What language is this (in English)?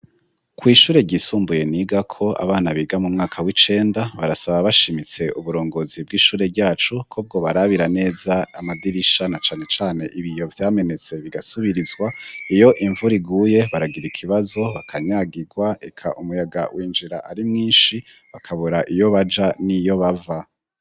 Rundi